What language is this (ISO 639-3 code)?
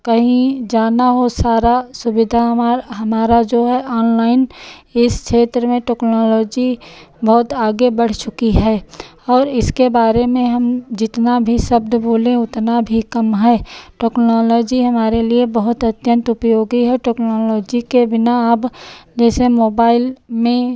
hin